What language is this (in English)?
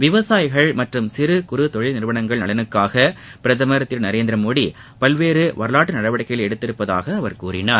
Tamil